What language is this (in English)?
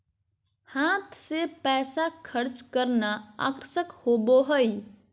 Magahi